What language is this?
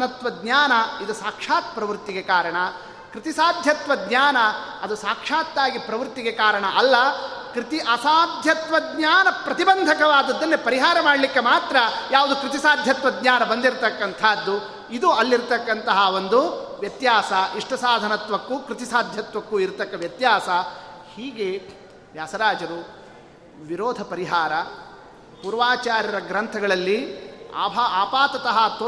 Kannada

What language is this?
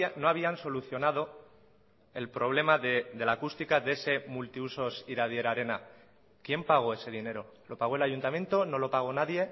Spanish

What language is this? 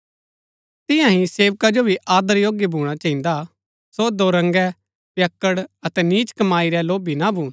Gaddi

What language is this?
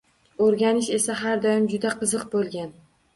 Uzbek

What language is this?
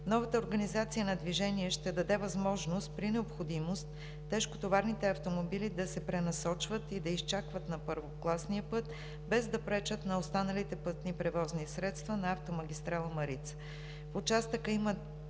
Bulgarian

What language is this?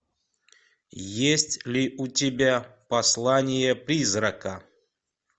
Russian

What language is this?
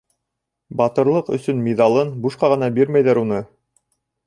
Bashkir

